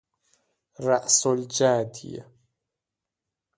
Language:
Persian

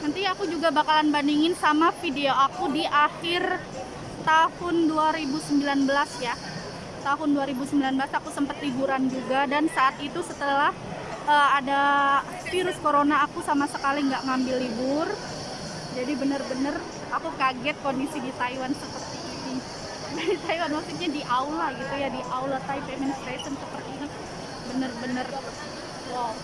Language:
Indonesian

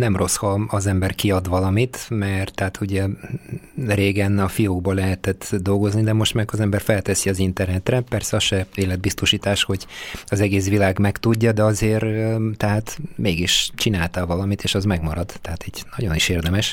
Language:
Hungarian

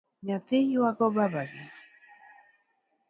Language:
Luo (Kenya and Tanzania)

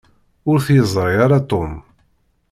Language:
Kabyle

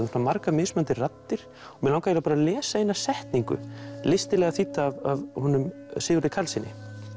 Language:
Icelandic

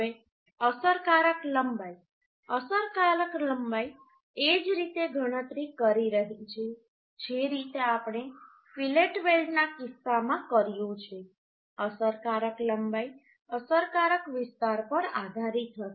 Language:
Gujarati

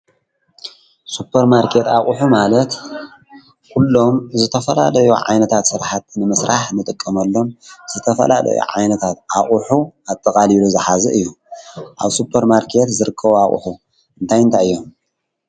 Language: Tigrinya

